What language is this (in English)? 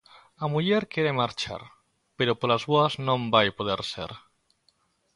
Galician